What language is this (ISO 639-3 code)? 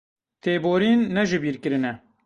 kur